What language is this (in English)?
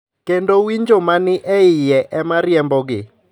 Luo (Kenya and Tanzania)